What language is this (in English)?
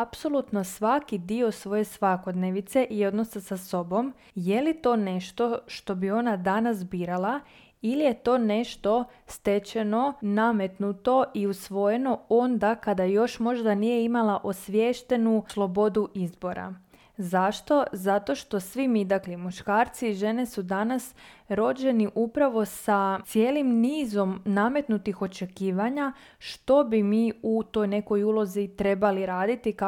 Croatian